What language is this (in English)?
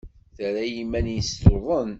Kabyle